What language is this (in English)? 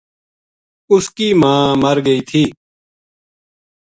Gujari